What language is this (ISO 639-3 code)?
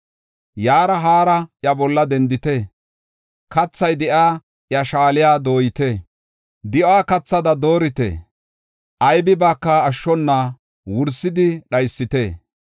gof